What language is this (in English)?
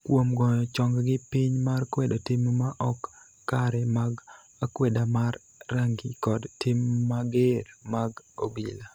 Luo (Kenya and Tanzania)